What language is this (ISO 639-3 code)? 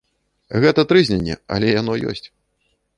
bel